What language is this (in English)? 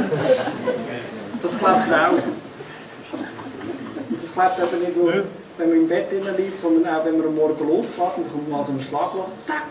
German